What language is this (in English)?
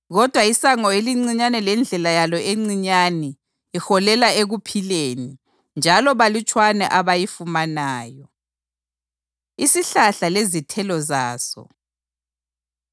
North Ndebele